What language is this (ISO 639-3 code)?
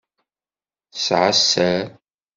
kab